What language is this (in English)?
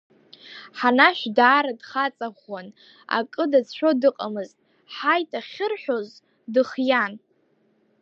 Abkhazian